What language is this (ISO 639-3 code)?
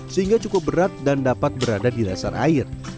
ind